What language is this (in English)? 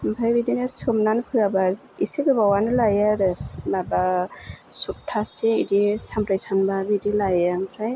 Bodo